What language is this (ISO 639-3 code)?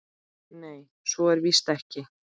isl